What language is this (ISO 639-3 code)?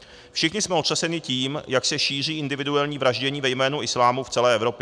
ces